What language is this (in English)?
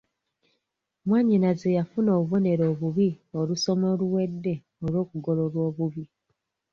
Ganda